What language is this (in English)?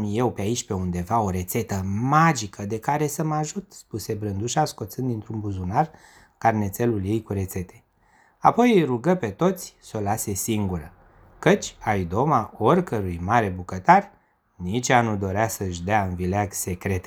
Romanian